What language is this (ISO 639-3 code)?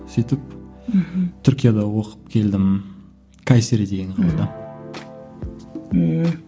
kaz